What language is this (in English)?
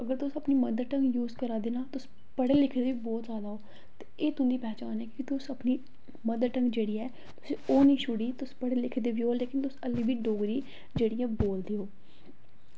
Dogri